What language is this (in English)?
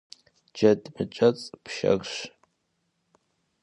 Kabardian